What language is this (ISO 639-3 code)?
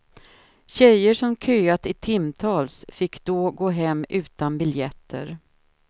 swe